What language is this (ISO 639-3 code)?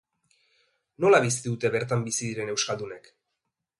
eus